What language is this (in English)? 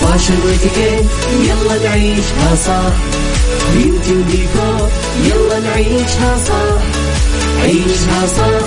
Arabic